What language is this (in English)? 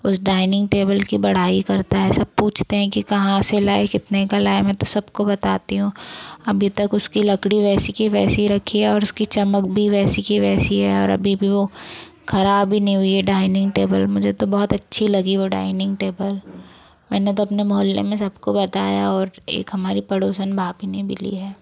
Hindi